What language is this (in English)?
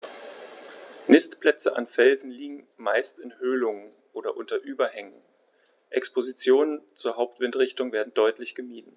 German